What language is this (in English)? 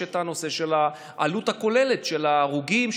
Hebrew